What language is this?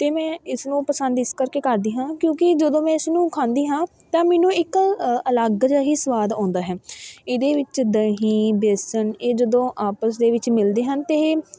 Punjabi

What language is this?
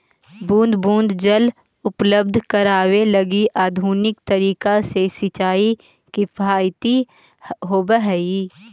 Magahi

